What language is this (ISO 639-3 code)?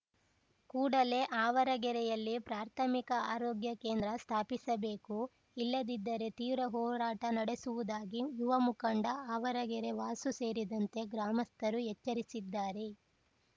kan